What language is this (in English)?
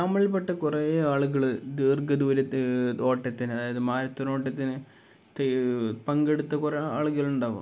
Malayalam